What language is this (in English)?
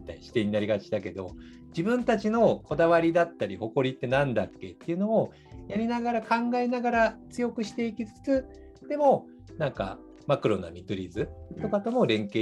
Japanese